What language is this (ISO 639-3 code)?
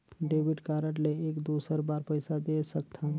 hne